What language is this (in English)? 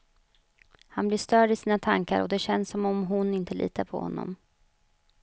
Swedish